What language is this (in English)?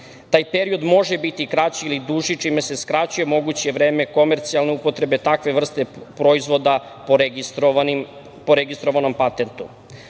Serbian